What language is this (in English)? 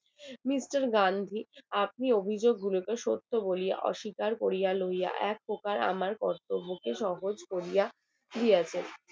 Bangla